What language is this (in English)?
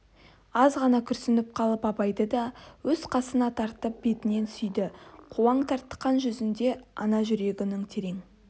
Kazakh